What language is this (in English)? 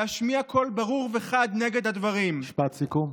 Hebrew